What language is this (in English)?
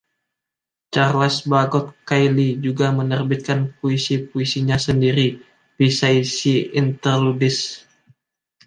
Indonesian